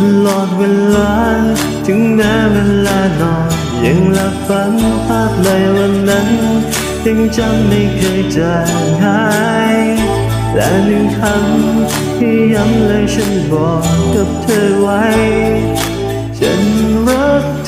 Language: Thai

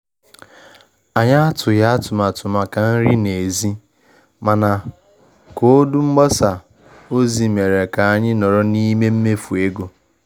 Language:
Igbo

